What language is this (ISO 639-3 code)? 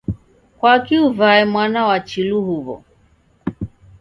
dav